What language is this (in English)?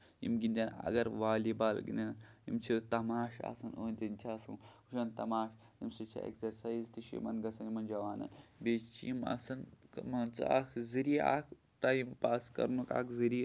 Kashmiri